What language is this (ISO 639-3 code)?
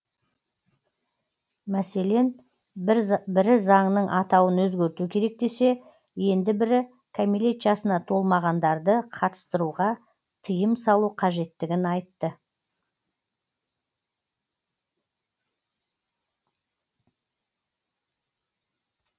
kaz